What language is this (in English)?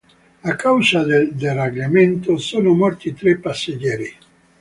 Italian